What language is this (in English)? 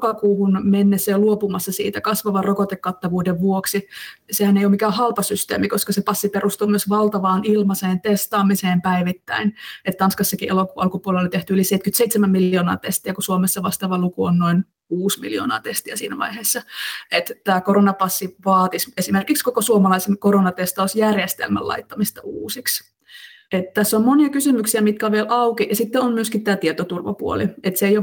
Finnish